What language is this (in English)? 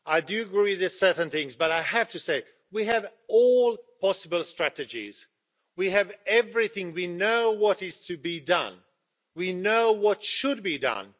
English